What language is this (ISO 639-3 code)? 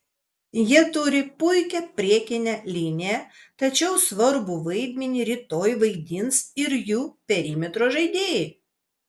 lit